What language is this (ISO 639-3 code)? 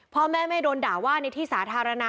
tha